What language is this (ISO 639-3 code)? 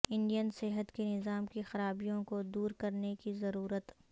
urd